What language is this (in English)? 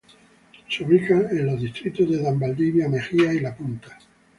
Spanish